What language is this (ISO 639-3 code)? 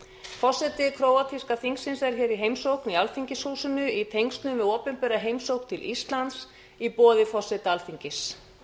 isl